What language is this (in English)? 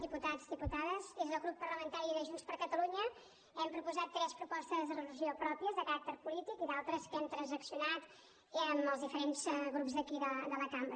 Catalan